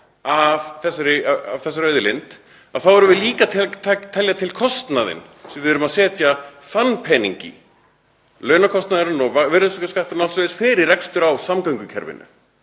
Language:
Icelandic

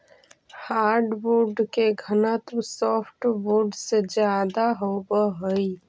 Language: Magahi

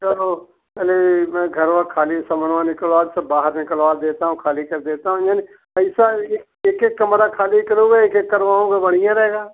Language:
Hindi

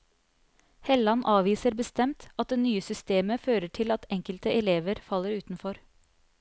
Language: Norwegian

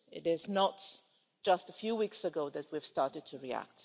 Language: English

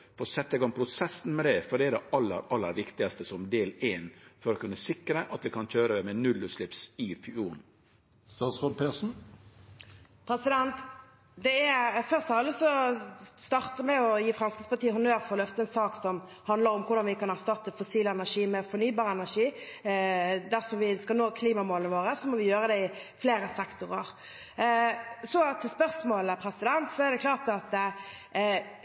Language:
Norwegian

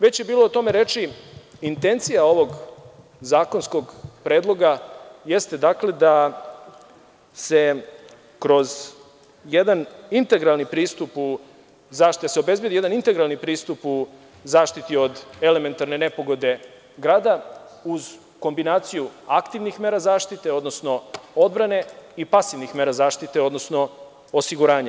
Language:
Serbian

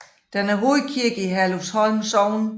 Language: Danish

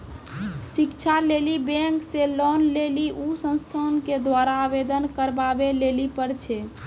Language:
Maithili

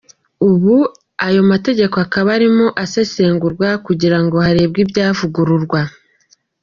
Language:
Kinyarwanda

